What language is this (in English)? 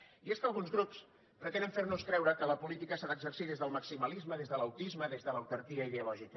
Catalan